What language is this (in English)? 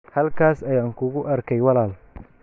Somali